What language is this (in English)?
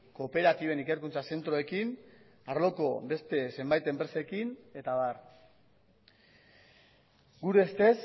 Basque